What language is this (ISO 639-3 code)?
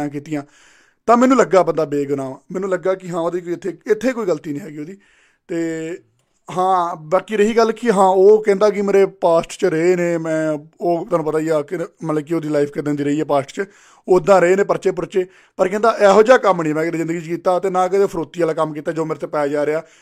pan